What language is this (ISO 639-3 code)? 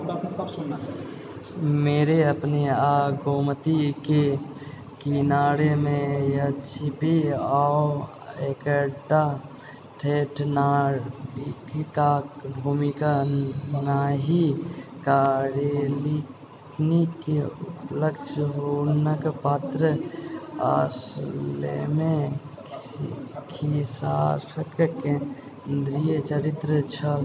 mai